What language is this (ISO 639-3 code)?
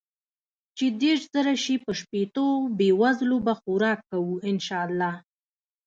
pus